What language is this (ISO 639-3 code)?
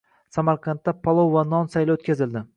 uzb